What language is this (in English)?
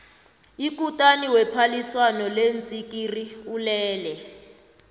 South Ndebele